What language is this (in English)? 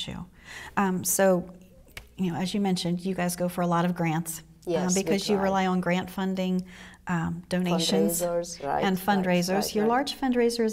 English